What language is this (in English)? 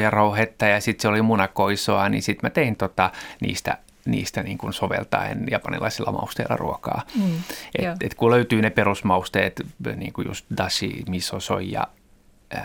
Finnish